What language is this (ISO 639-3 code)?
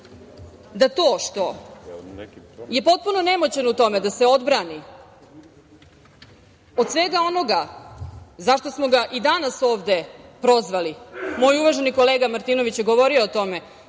srp